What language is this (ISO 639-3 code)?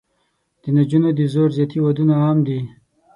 pus